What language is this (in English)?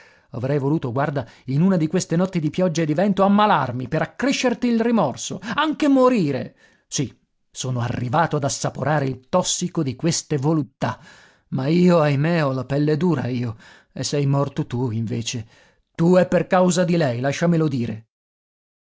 Italian